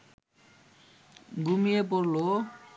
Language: Bangla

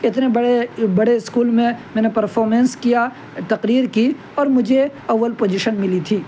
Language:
Urdu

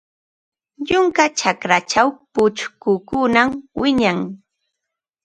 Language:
Ambo-Pasco Quechua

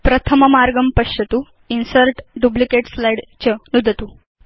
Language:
Sanskrit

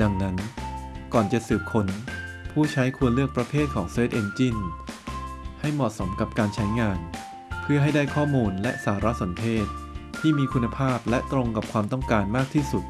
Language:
Thai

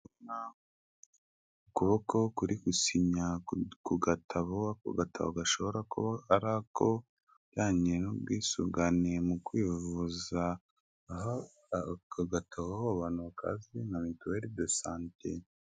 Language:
Kinyarwanda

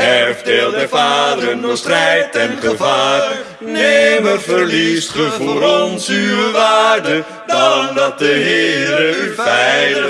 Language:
Dutch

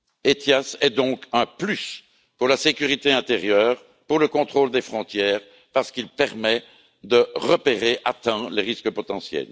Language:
French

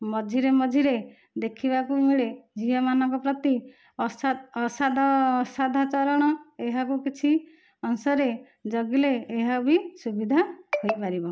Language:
Odia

